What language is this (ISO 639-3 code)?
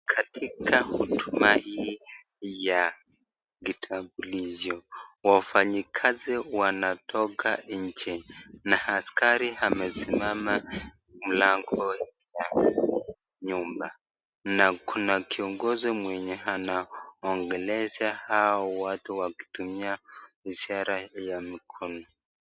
swa